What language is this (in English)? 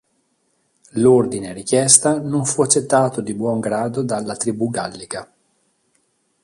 Italian